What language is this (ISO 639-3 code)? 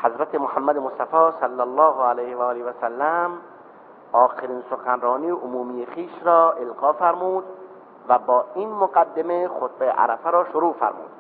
fas